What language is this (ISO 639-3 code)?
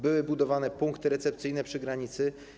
pol